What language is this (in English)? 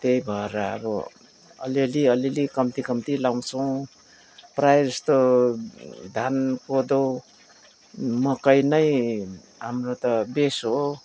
Nepali